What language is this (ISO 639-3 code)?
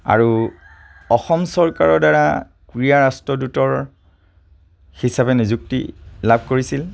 asm